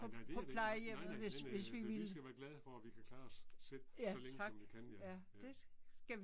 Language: Danish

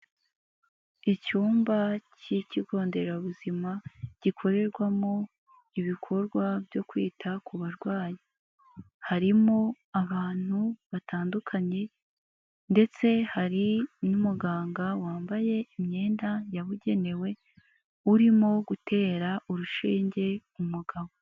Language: Kinyarwanda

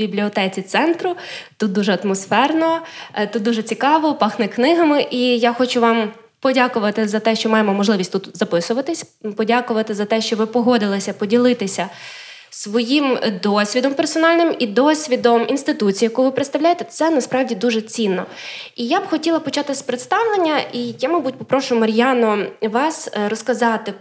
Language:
Ukrainian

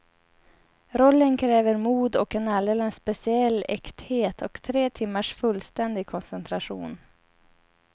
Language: Swedish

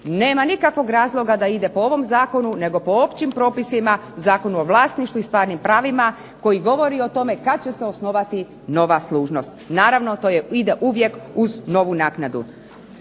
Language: Croatian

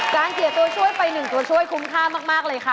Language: Thai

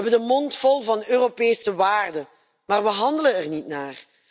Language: Dutch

